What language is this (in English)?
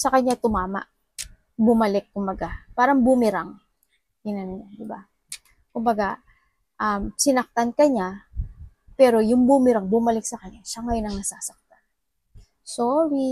Filipino